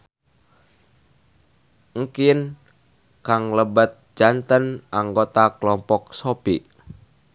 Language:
Sundanese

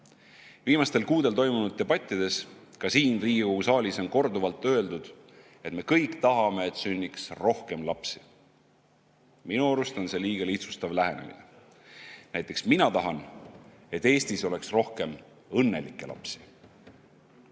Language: Estonian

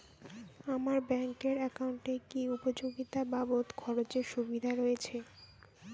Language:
Bangla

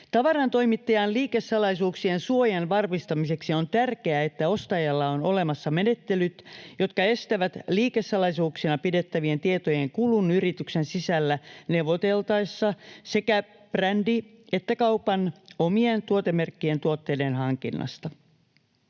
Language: Finnish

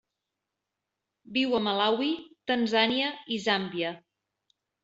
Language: Catalan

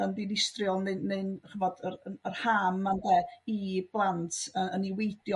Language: Welsh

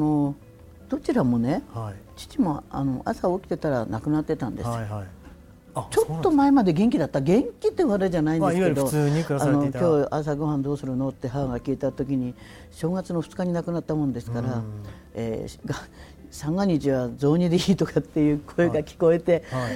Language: Japanese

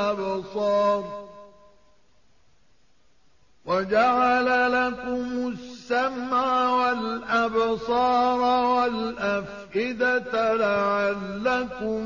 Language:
Arabic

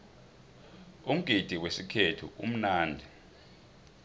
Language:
South Ndebele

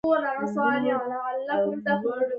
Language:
Pashto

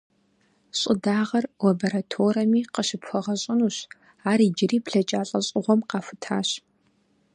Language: Kabardian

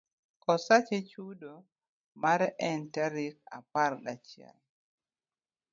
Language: Luo (Kenya and Tanzania)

